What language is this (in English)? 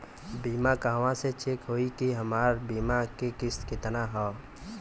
Bhojpuri